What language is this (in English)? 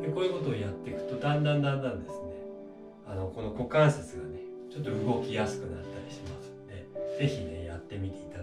Japanese